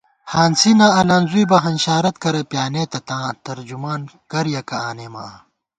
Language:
Gawar-Bati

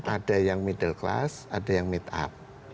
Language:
Indonesian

